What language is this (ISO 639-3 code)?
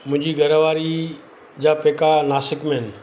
snd